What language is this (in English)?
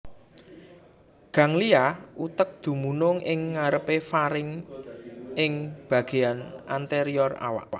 Javanese